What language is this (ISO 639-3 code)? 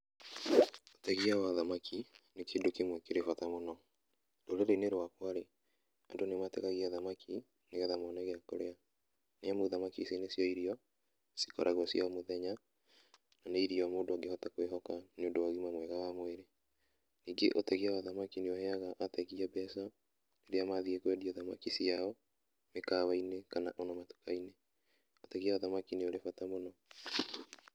kik